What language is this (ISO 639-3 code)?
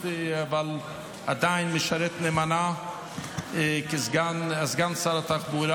heb